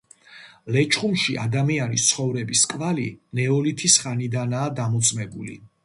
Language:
Georgian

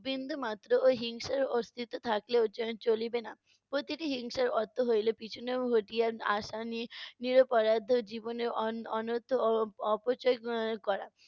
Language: Bangla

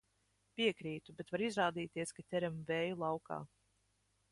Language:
Latvian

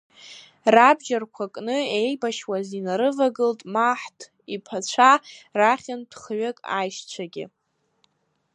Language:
Abkhazian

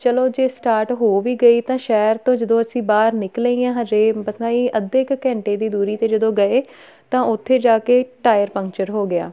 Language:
Punjabi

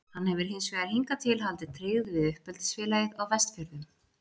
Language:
Icelandic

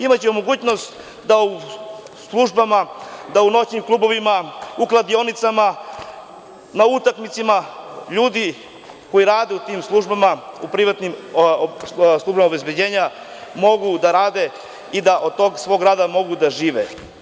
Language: Serbian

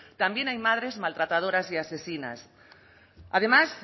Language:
Spanish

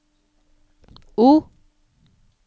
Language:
Norwegian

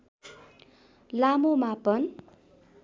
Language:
Nepali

